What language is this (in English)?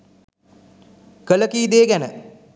Sinhala